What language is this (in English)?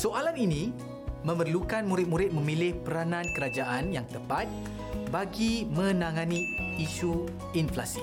Malay